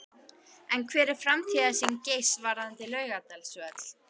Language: Icelandic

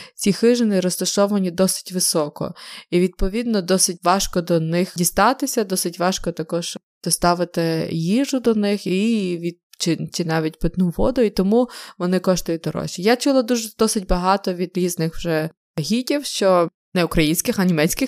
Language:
Ukrainian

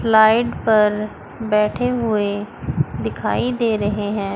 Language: Hindi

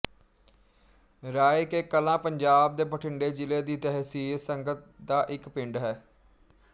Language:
Punjabi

